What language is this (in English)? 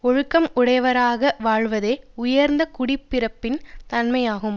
Tamil